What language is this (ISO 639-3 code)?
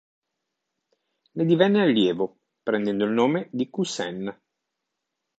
ita